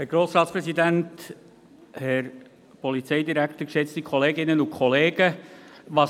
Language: Swiss German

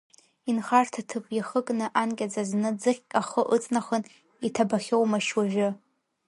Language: Abkhazian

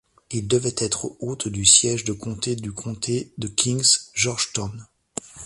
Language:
French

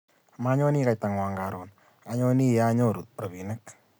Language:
Kalenjin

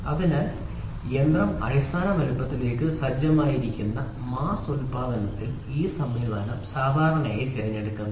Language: Malayalam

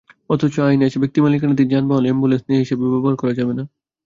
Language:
Bangla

